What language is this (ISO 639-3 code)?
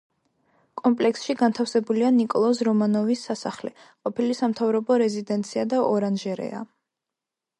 kat